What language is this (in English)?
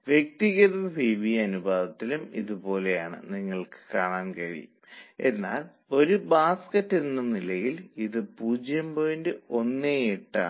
Malayalam